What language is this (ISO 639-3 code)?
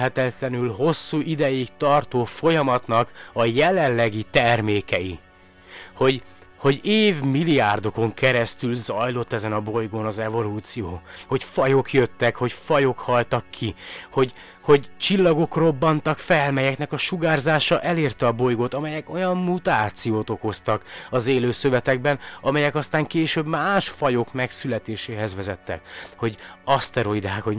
hun